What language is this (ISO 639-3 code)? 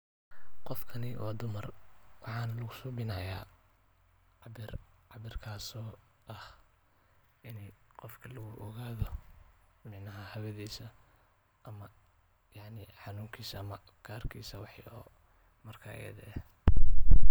som